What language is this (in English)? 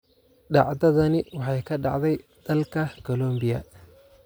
Somali